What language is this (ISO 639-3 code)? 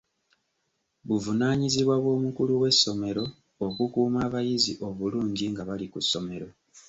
lug